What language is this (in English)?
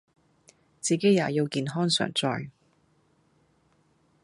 Cantonese